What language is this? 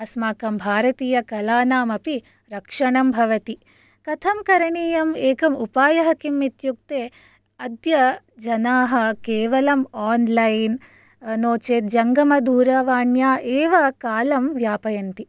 Sanskrit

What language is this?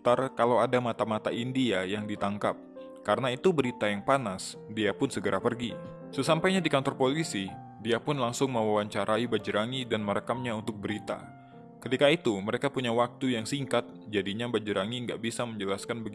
Indonesian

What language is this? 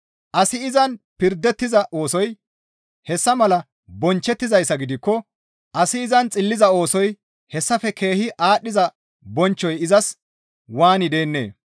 Gamo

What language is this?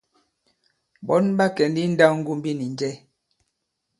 Bankon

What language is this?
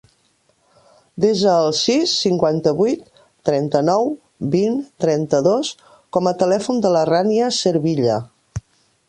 Catalan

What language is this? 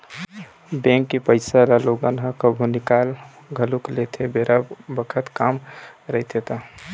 Chhattisgarhi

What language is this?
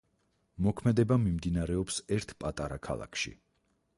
Georgian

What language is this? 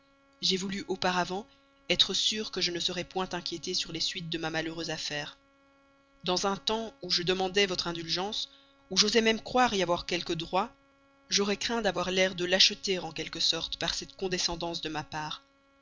French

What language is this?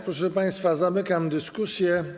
Polish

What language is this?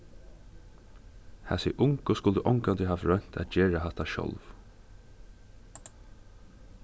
Faroese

